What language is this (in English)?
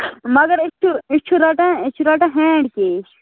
Kashmiri